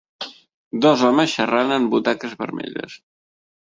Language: Catalan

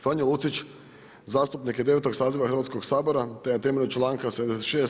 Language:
Croatian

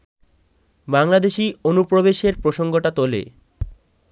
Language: Bangla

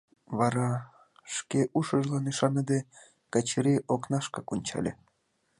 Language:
Mari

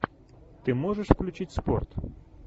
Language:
Russian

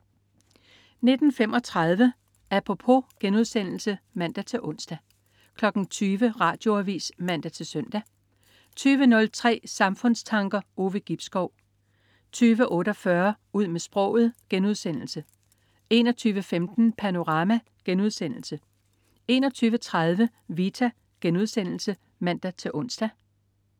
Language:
Danish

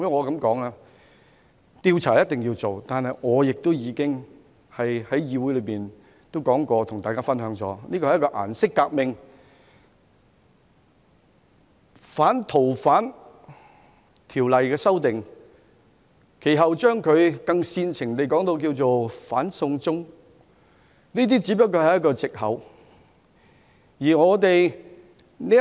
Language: Cantonese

